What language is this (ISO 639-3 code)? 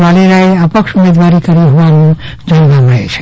guj